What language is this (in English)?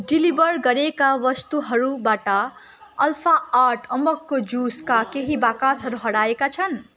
Nepali